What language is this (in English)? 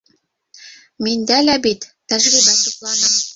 Bashkir